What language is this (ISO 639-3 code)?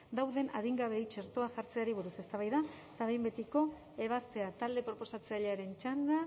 eus